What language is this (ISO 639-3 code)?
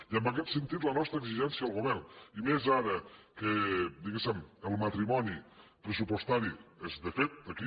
cat